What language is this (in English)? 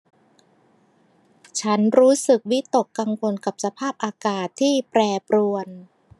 Thai